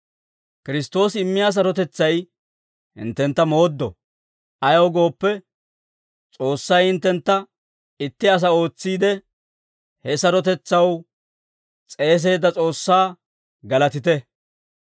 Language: Dawro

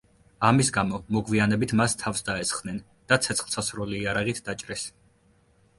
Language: Georgian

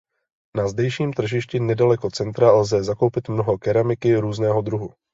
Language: Czech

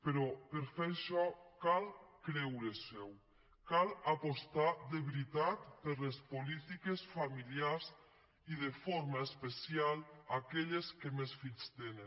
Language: Catalan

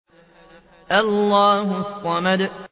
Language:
Arabic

